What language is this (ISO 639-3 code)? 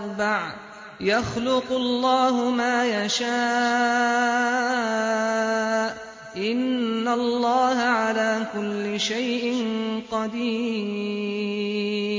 ara